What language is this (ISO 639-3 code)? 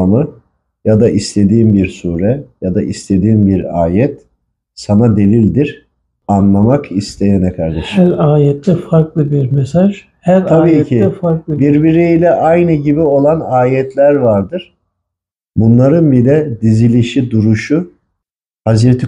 tur